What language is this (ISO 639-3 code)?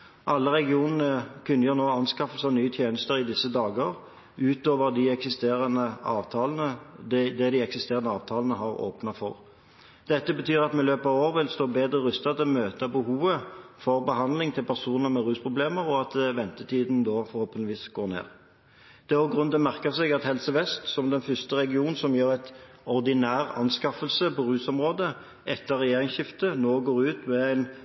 nob